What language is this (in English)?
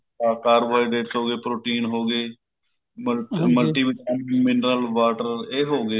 Punjabi